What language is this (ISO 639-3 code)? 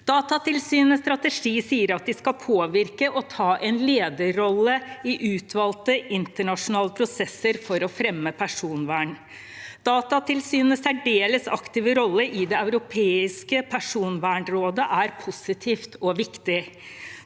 nor